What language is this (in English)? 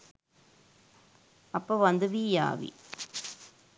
Sinhala